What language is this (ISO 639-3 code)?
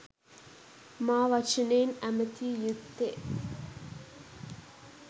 sin